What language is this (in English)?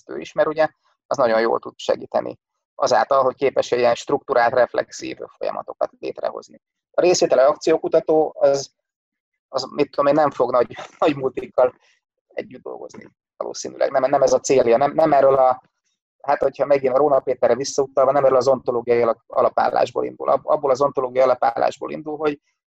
Hungarian